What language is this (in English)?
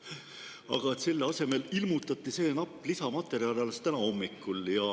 Estonian